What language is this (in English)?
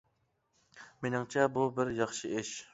Uyghur